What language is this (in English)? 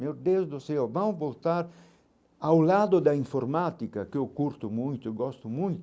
Portuguese